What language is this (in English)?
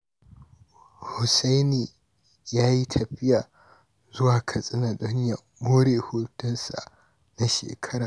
Hausa